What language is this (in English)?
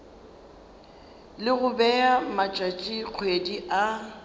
Northern Sotho